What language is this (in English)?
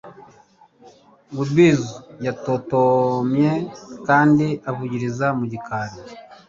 Kinyarwanda